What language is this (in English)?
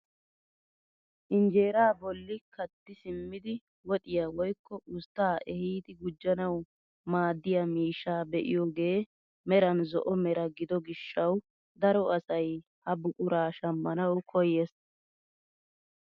Wolaytta